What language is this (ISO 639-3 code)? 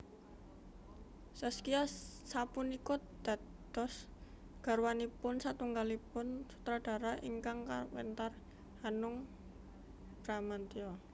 jav